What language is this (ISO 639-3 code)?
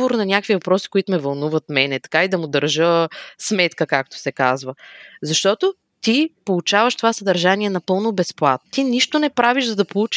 bul